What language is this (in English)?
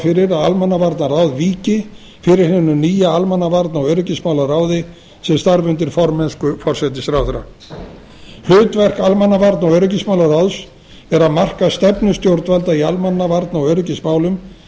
Icelandic